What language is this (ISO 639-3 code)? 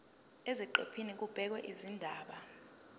zul